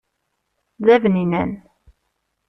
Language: Kabyle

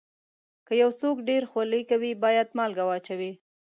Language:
Pashto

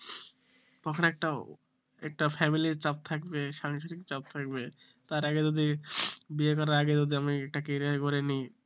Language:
Bangla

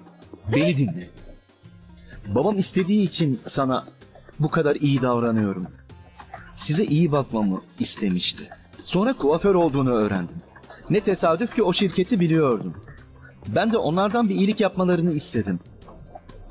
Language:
Turkish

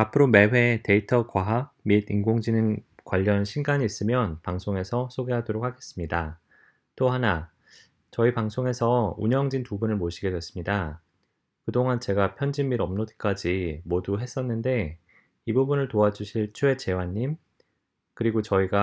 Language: Korean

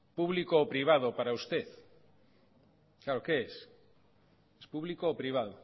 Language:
Spanish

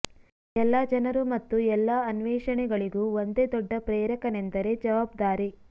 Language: Kannada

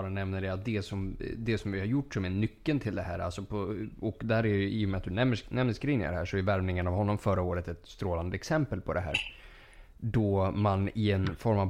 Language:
Swedish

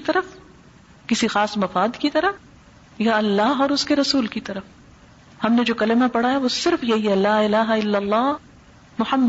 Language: Urdu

